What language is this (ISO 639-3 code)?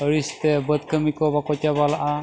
sat